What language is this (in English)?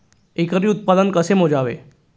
Marathi